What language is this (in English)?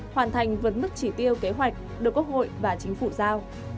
Vietnamese